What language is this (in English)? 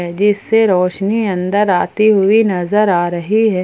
Hindi